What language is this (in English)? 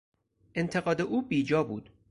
Persian